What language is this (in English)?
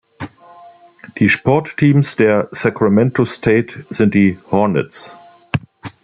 German